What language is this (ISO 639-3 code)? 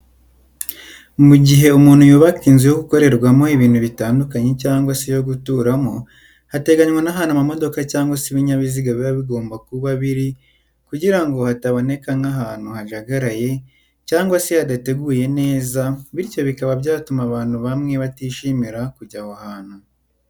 kin